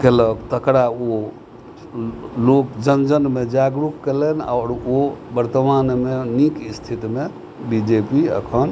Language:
Maithili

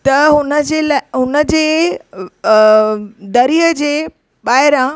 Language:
Sindhi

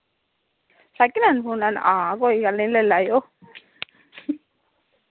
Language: Dogri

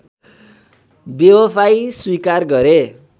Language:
Nepali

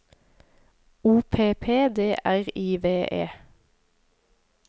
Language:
Norwegian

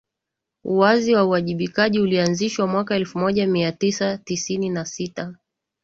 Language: Swahili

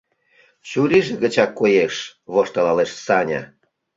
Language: Mari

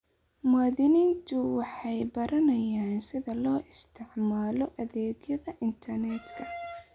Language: Somali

